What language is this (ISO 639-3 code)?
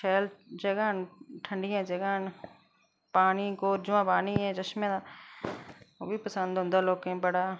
doi